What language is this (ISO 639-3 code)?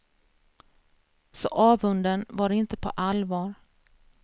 swe